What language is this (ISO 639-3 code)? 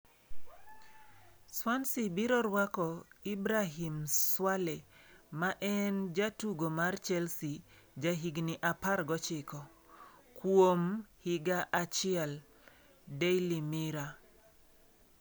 luo